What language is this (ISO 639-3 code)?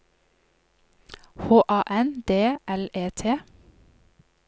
nor